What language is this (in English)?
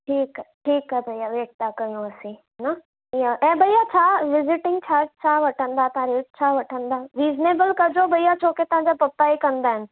Sindhi